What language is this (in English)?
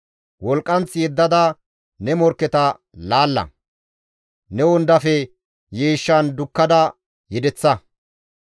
Gamo